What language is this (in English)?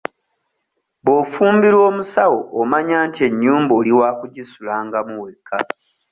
Ganda